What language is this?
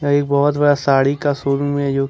Hindi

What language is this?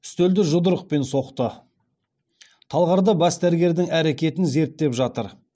Kazakh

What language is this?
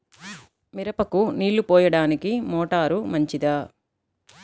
Telugu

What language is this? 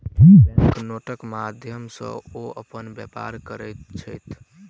Maithili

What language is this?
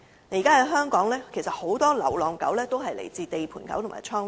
Cantonese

